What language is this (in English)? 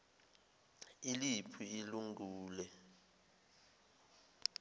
Zulu